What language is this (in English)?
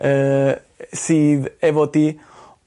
Welsh